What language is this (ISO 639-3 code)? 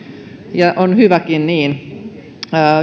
fin